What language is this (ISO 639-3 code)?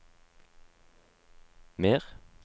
nor